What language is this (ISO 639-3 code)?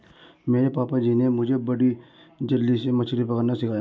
hin